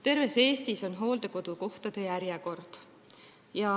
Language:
Estonian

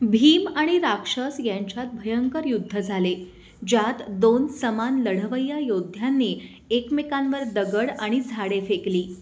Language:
Marathi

